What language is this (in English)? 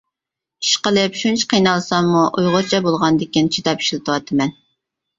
Uyghur